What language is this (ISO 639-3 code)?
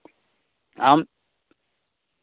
sat